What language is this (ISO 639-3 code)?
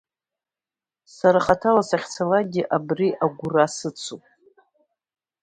abk